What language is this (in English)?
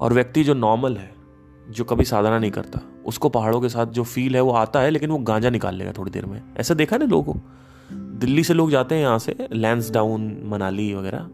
Hindi